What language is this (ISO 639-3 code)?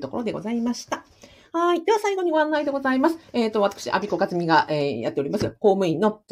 jpn